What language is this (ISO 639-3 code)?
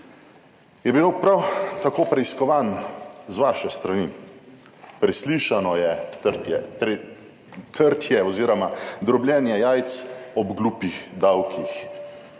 slv